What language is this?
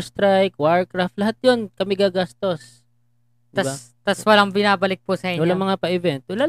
Filipino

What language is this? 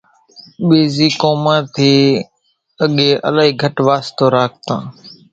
Kachi Koli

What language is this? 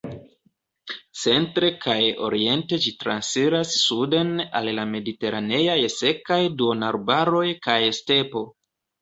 Esperanto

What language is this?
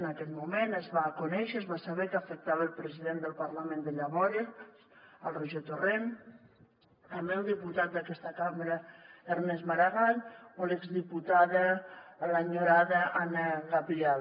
Catalan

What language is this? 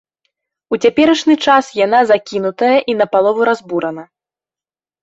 Belarusian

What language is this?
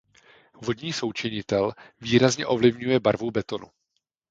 Czech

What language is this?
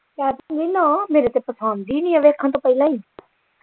Punjabi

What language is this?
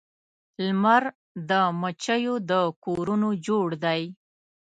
Pashto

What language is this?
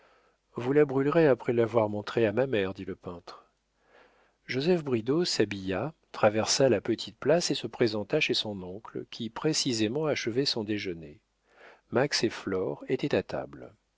French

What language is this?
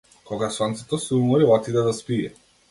Macedonian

